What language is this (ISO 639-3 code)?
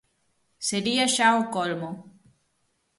glg